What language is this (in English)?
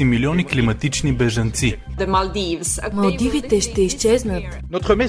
Bulgarian